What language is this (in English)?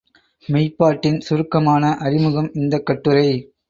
Tamil